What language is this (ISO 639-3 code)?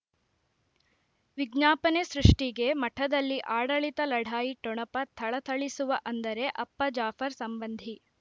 kan